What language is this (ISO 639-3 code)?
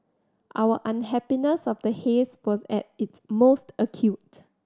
eng